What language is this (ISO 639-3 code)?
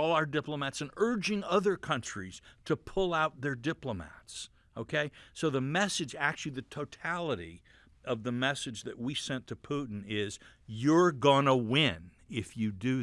eng